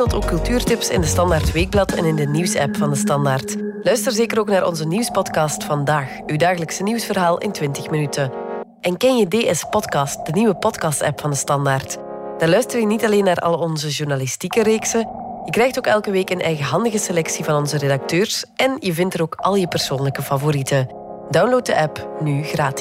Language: Dutch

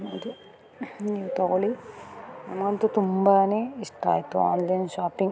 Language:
Kannada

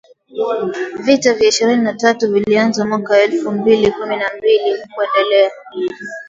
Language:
Swahili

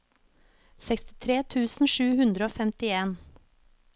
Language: Norwegian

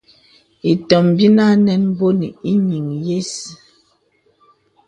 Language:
Bebele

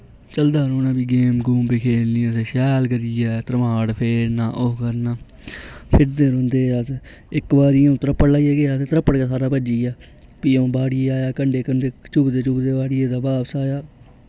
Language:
Dogri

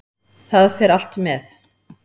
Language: Icelandic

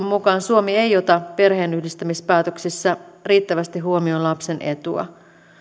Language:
Finnish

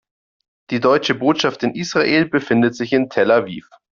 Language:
German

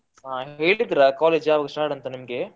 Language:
Kannada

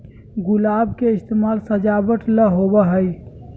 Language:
Magahi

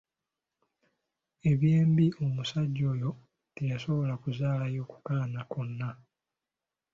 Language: Ganda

